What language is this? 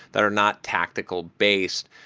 English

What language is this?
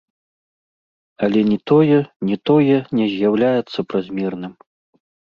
Belarusian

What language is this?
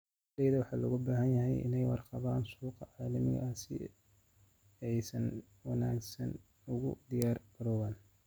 Somali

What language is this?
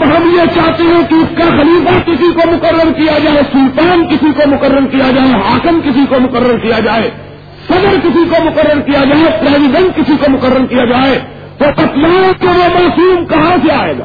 Urdu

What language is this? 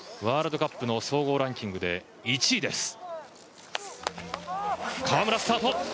Japanese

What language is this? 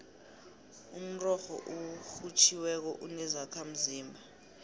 South Ndebele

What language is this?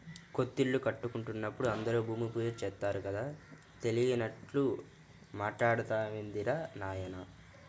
Telugu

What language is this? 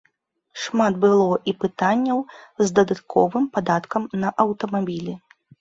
Belarusian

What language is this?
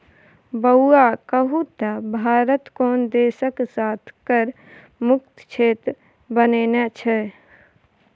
Maithili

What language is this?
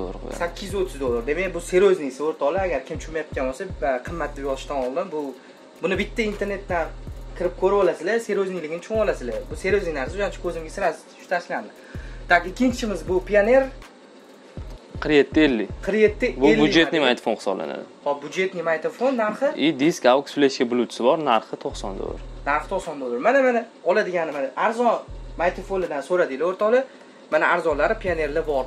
Turkish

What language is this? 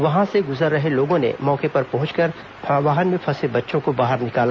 Hindi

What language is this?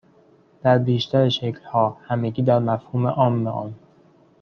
Persian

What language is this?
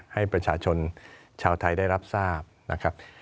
Thai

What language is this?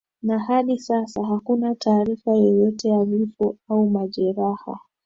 Swahili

